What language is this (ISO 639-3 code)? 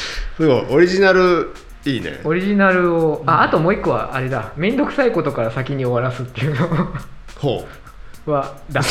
jpn